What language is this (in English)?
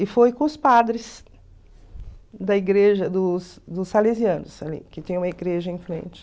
Portuguese